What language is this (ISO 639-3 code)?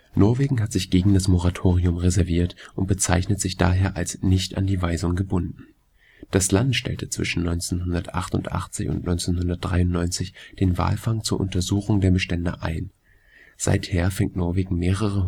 deu